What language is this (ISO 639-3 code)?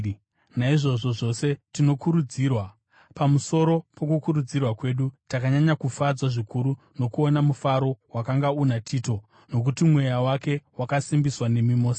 sna